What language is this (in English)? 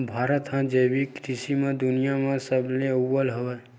Chhattisgarhi